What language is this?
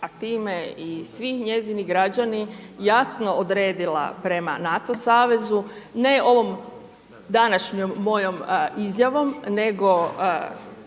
Croatian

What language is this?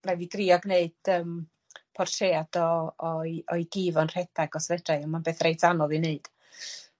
Welsh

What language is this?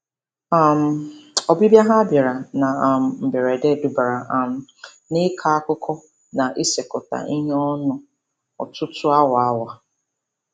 Igbo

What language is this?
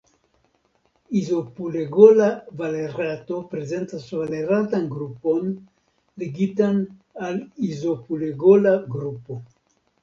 Esperanto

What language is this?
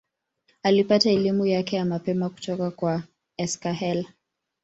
Swahili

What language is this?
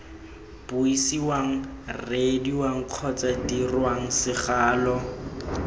Tswana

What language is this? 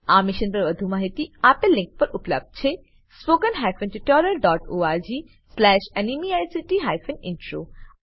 Gujarati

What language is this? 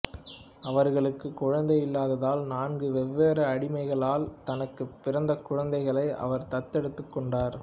Tamil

